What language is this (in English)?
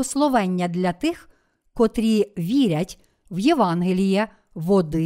Ukrainian